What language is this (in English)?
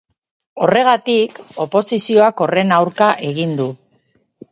Basque